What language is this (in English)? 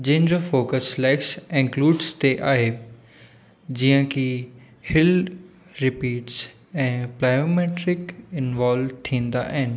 Sindhi